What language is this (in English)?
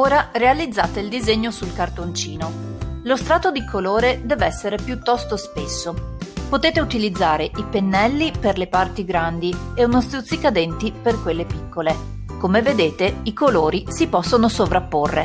Italian